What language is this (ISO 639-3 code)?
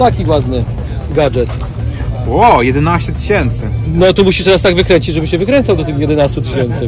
pol